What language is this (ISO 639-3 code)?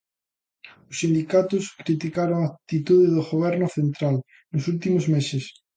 glg